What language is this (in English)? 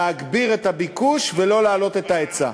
Hebrew